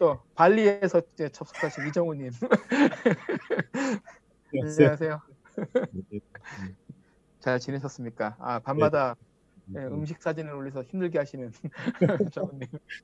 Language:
Korean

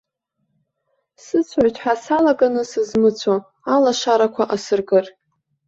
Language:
Abkhazian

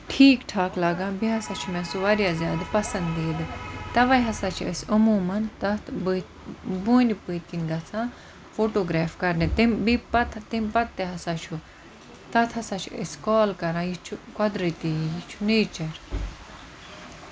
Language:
Kashmiri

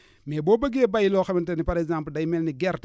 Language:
Wolof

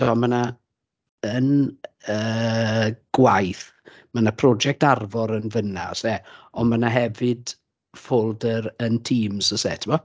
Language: Welsh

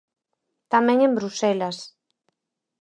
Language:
Galician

